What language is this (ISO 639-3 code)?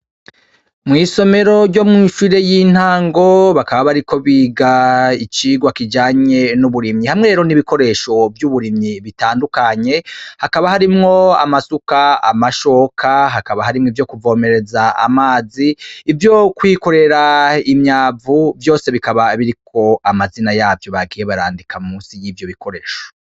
run